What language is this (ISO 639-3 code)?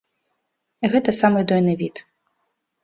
bel